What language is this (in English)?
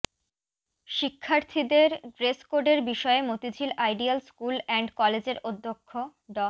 Bangla